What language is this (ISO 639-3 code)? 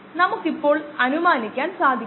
mal